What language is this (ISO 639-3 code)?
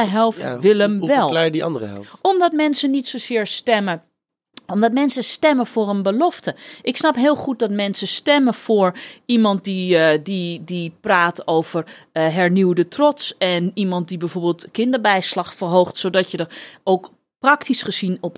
nld